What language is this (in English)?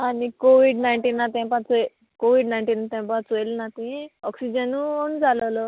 Konkani